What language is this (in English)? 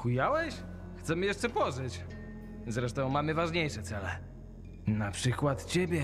Polish